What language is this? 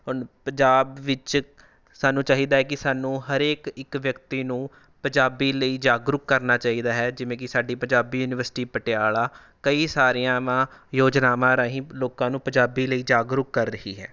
Punjabi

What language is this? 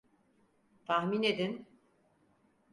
Turkish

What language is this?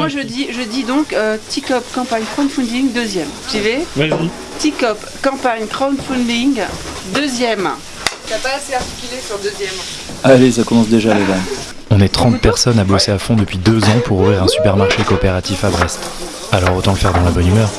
French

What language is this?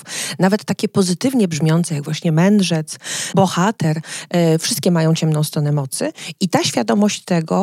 Polish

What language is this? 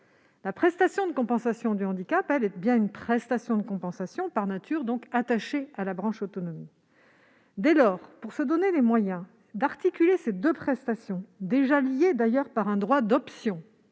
French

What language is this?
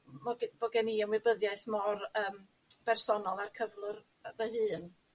Welsh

